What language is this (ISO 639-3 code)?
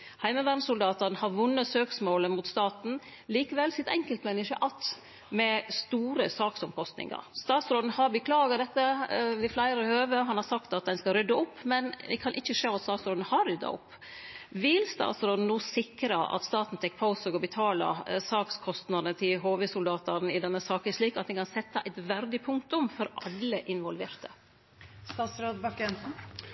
nno